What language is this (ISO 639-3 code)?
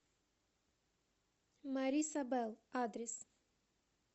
rus